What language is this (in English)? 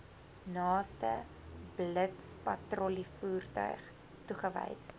Afrikaans